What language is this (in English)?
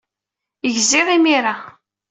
Kabyle